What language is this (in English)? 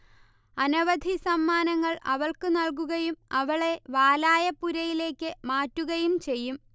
Malayalam